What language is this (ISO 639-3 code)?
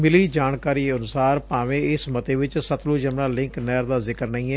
pan